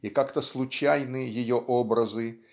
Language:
Russian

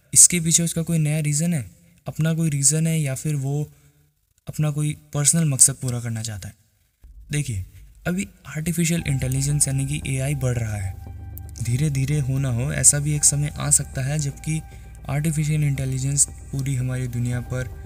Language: Hindi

